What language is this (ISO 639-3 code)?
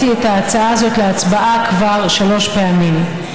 heb